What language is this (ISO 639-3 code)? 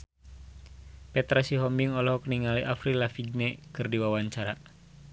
sun